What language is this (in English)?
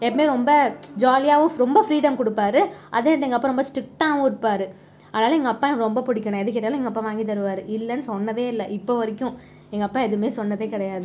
Tamil